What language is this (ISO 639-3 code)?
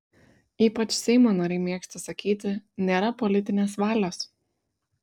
lit